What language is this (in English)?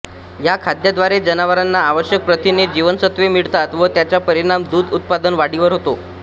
Marathi